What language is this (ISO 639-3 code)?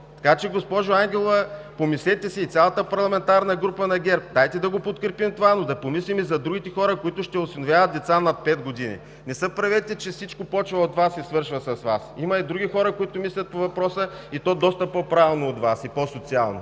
bul